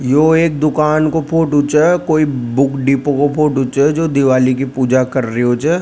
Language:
Rajasthani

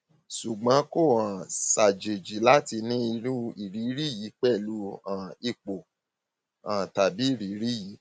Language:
Yoruba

